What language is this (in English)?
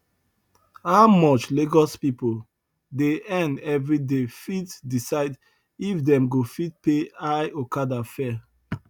Nigerian Pidgin